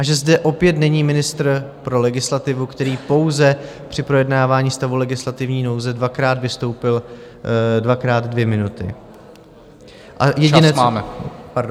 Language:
Czech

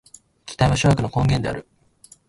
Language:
Japanese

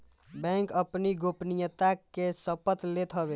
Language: Bhojpuri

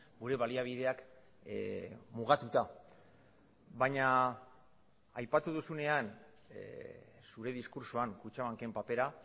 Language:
Basque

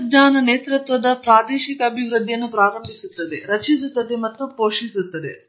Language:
Kannada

